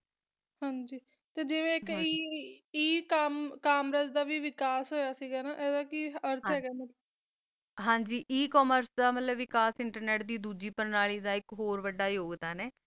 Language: Punjabi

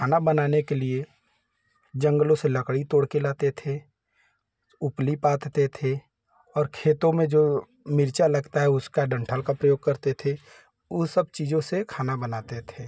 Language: Hindi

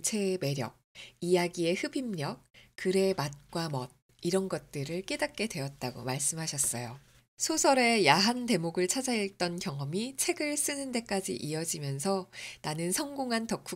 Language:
Korean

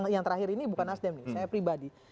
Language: Indonesian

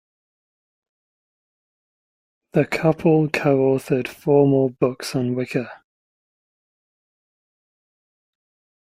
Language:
English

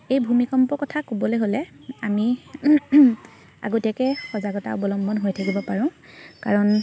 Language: Assamese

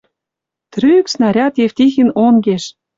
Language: Western Mari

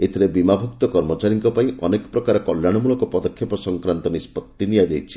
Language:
Odia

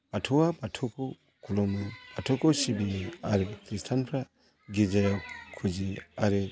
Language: Bodo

